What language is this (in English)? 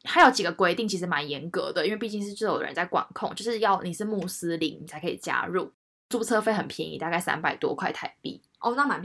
Chinese